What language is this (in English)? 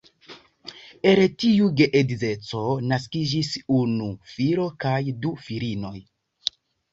Esperanto